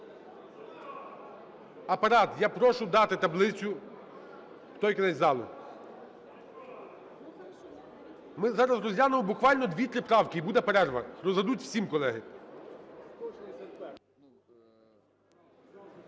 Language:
Ukrainian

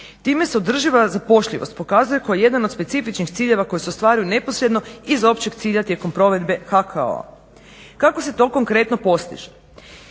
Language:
Croatian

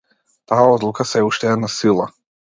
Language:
Macedonian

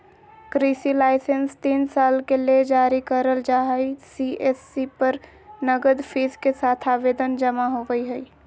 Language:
Magahi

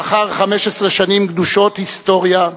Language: Hebrew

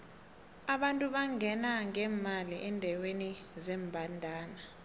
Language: South Ndebele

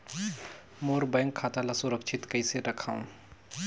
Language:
Chhattisgarhi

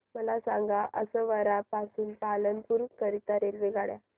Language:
Marathi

